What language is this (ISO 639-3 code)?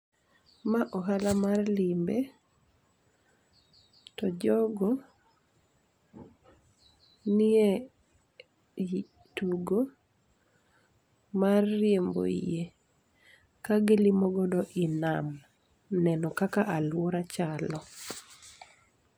luo